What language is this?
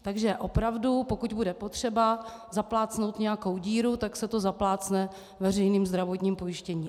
Czech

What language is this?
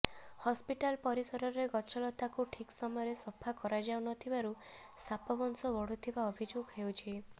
Odia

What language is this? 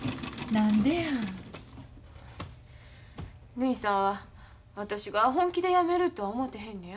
Japanese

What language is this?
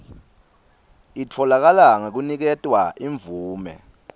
Swati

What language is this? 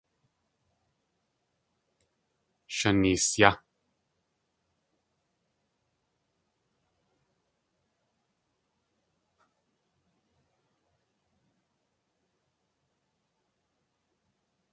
Tlingit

